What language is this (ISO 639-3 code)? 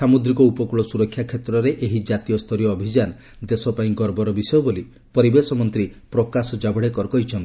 ori